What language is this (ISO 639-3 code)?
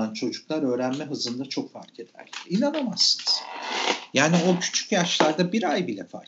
tur